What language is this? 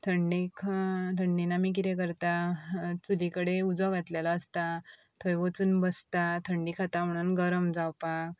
Konkani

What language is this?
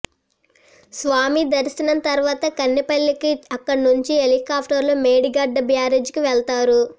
Telugu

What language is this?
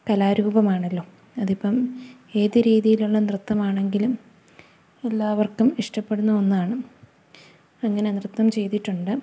Malayalam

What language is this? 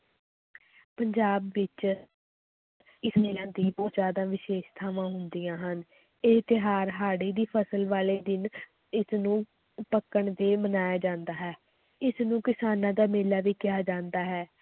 Punjabi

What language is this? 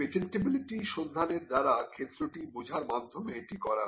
Bangla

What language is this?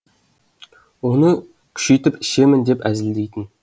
Kazakh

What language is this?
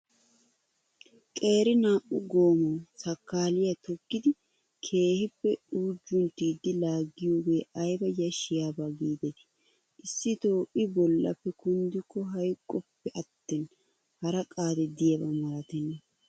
Wolaytta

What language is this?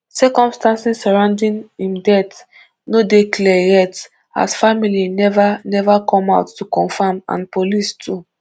Nigerian Pidgin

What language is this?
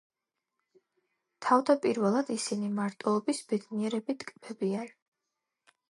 Georgian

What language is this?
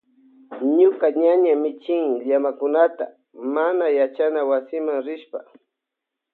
Loja Highland Quichua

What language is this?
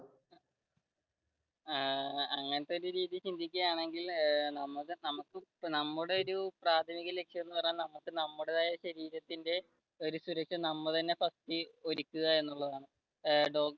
Malayalam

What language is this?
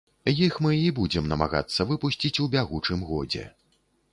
Belarusian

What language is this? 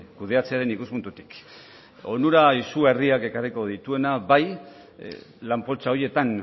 Basque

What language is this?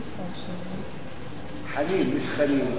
Hebrew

